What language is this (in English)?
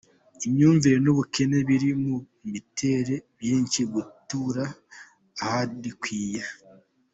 Kinyarwanda